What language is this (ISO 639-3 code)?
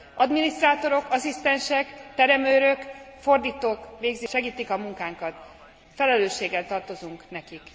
hun